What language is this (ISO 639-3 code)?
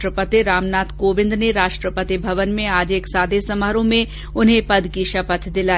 hin